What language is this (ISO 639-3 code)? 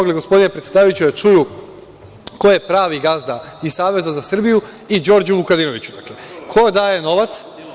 srp